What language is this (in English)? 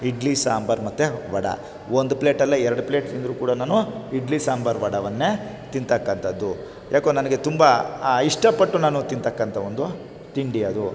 Kannada